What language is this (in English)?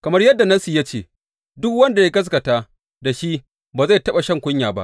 Hausa